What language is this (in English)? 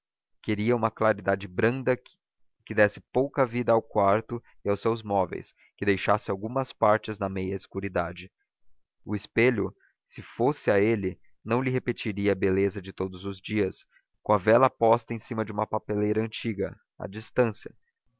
Portuguese